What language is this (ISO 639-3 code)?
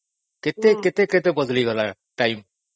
ori